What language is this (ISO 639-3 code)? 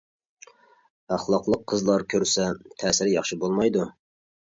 uig